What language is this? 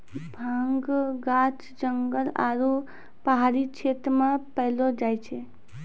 Maithili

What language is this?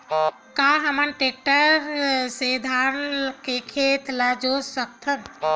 Chhattisgarhi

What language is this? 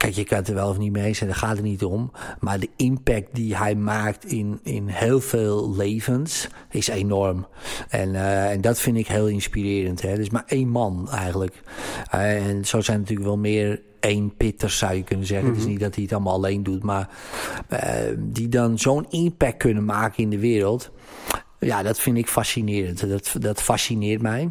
Dutch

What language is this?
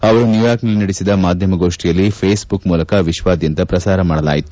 Kannada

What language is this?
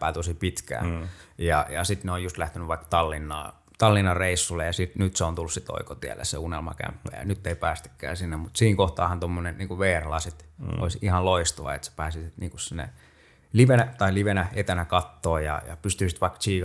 Finnish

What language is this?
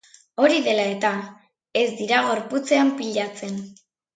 Basque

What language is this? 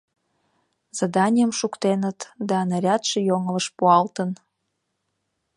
Mari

